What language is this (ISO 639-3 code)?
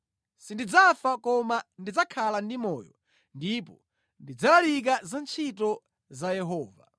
nya